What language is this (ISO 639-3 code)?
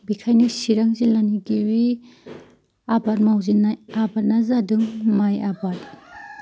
brx